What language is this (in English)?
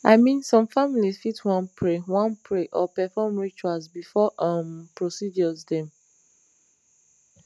Nigerian Pidgin